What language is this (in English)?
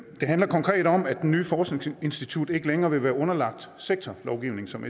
Danish